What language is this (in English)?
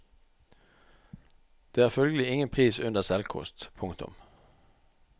Norwegian